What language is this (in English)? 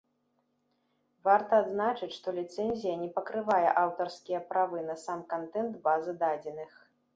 Belarusian